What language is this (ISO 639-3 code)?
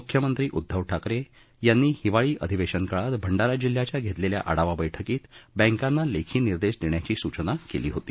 mar